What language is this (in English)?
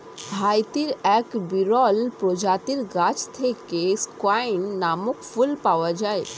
Bangla